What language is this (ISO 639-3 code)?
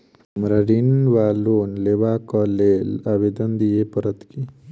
mai